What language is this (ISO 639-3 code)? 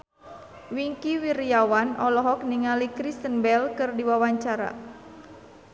sun